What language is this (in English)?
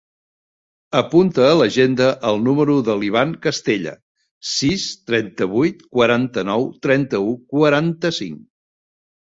Catalan